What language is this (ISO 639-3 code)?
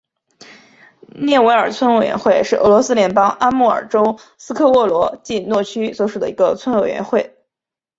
zho